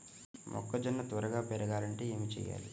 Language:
Telugu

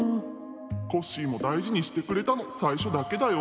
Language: Japanese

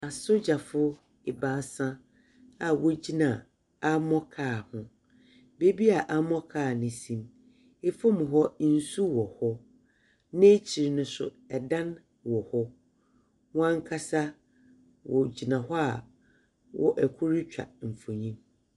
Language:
Akan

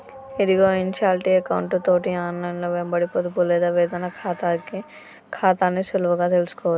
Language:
Telugu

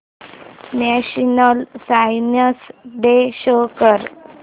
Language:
Marathi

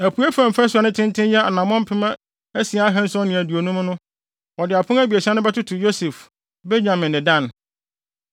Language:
Akan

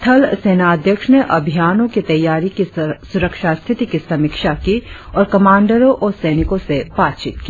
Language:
Hindi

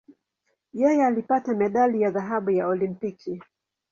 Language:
Swahili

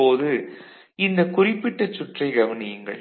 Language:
Tamil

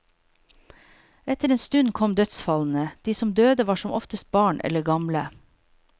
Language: Norwegian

